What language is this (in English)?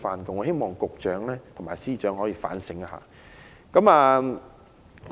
Cantonese